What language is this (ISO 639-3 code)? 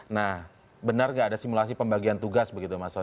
ind